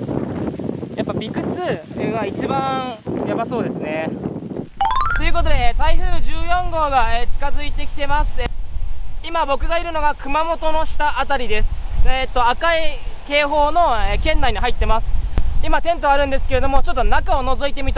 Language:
Japanese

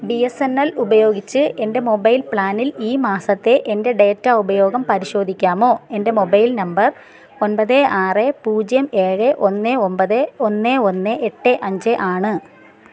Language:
Malayalam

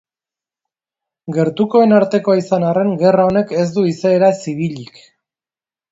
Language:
Basque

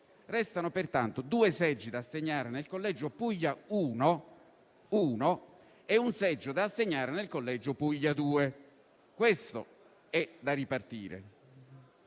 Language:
Italian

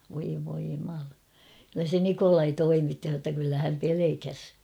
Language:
Finnish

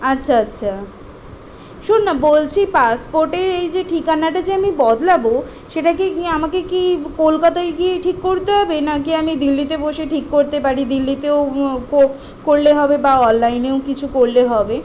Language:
Bangla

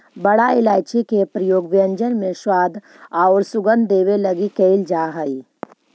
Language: Magahi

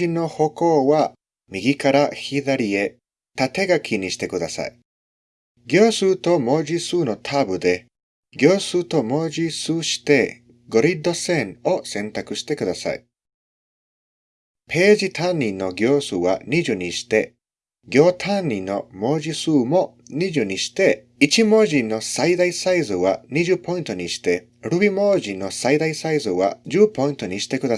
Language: Japanese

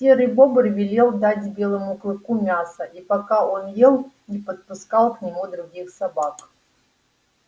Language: Russian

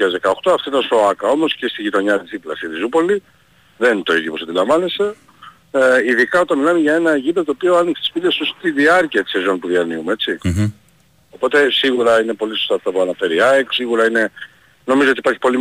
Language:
Greek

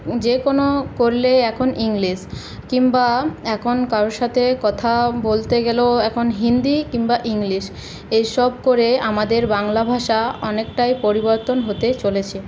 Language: Bangla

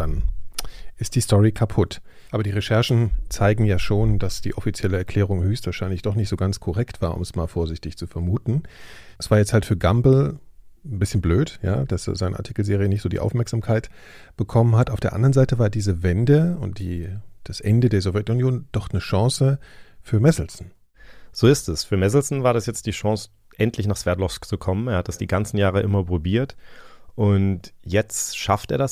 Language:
German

